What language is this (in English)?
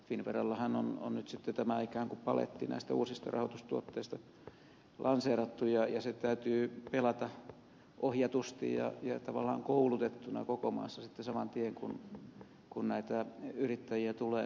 Finnish